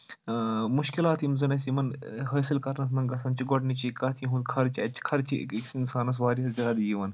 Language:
Kashmiri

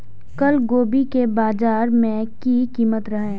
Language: Maithili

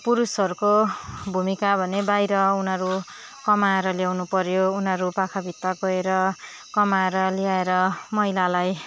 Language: Nepali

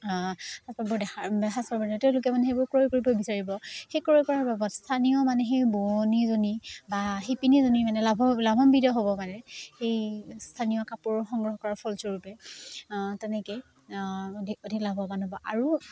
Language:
Assamese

